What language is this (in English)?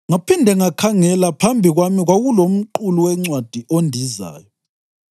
North Ndebele